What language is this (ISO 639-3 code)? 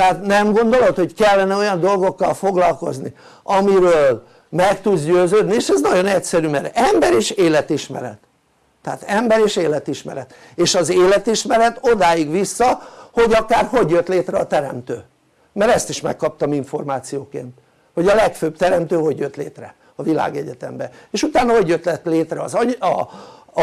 hun